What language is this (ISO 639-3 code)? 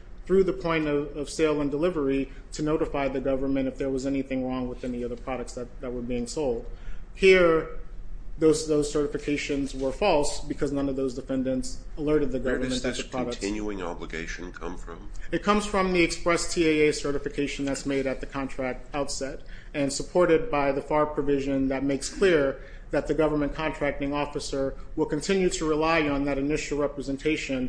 eng